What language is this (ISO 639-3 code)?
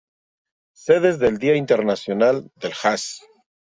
spa